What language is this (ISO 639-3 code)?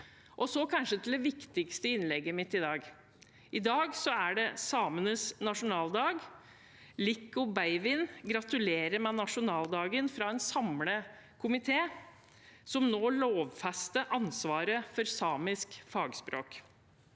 nor